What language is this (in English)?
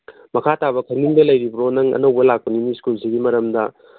Manipuri